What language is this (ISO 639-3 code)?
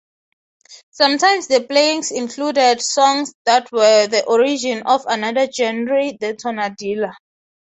eng